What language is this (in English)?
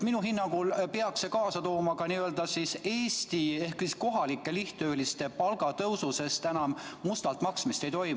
Estonian